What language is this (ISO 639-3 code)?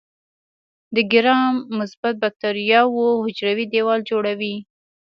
pus